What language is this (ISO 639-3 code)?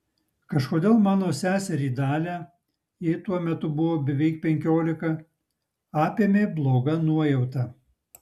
lit